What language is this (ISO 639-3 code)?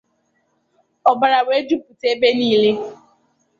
ibo